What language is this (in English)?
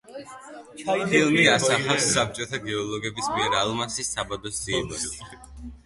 Georgian